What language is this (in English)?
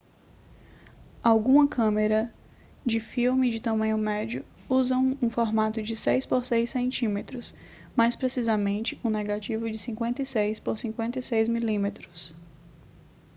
Portuguese